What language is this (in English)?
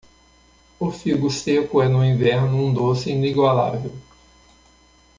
Portuguese